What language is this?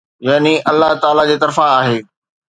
Sindhi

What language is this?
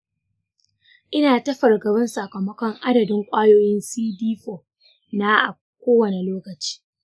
Hausa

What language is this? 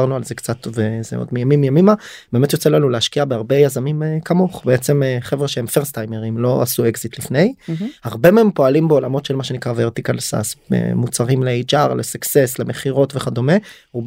Hebrew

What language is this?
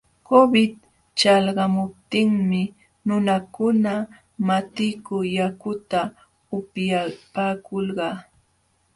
Jauja Wanca Quechua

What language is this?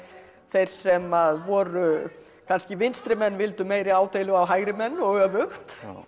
Icelandic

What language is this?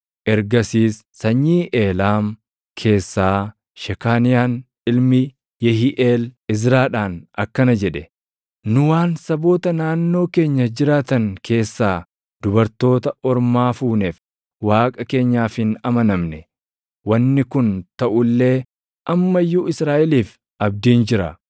Oromo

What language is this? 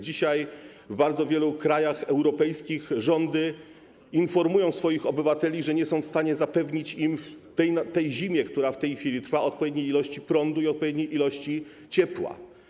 Polish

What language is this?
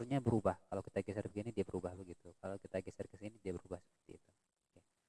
Indonesian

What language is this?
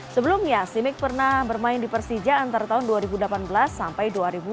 Indonesian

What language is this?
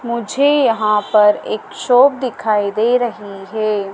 Hindi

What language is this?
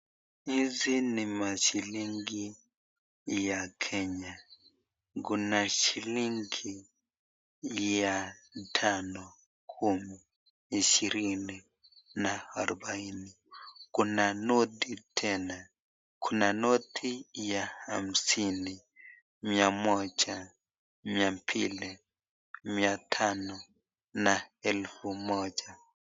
Swahili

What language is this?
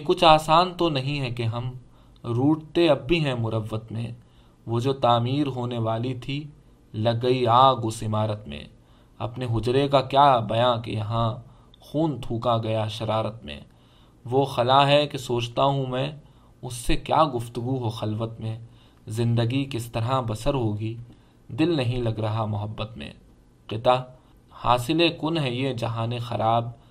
Urdu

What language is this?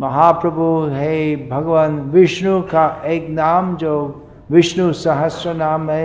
Hindi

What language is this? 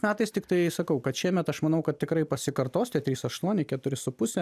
Lithuanian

